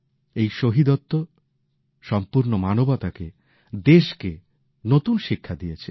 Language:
Bangla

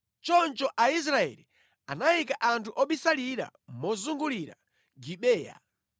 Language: Nyanja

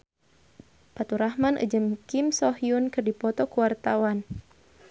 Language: Sundanese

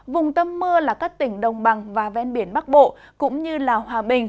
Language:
Vietnamese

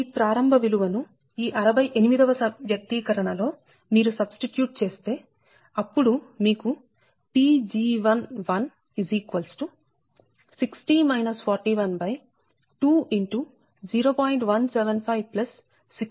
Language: Telugu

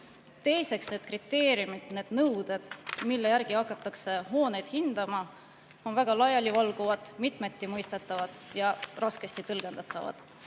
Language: Estonian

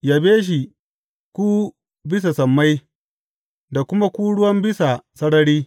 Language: Hausa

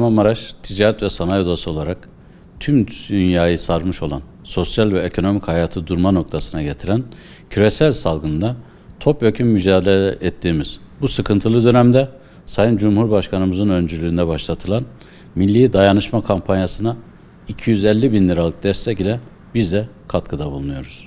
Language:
Turkish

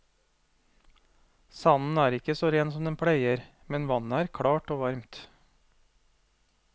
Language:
Norwegian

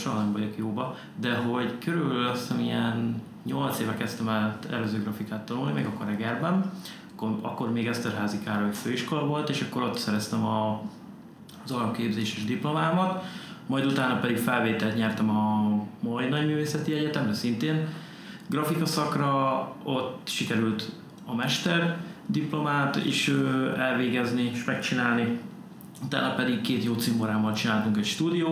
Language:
Hungarian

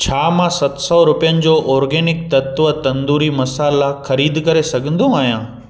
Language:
Sindhi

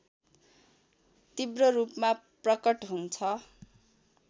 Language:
Nepali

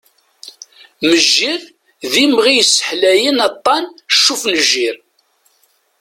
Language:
Kabyle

